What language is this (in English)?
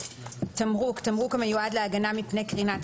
Hebrew